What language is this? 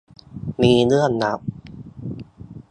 Thai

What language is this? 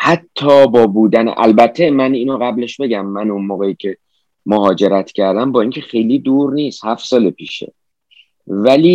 Persian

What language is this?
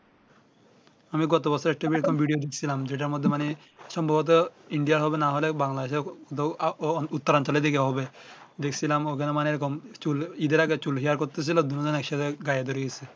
Bangla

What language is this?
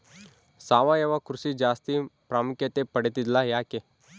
Kannada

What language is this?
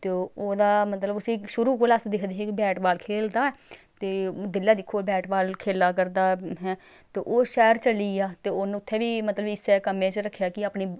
Dogri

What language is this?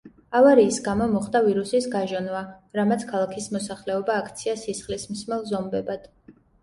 Georgian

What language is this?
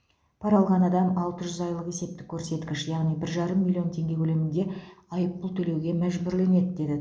Kazakh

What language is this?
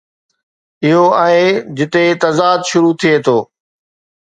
Sindhi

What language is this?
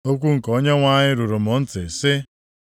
Igbo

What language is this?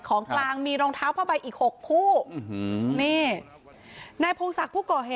Thai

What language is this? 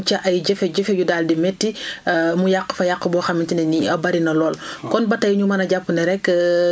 Wolof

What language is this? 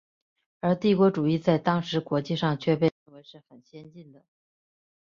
Chinese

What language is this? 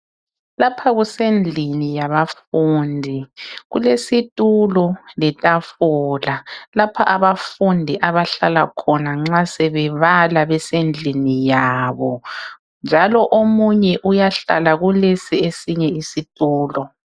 North Ndebele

